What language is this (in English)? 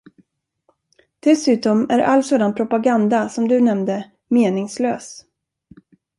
Swedish